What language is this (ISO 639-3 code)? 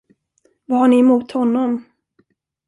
swe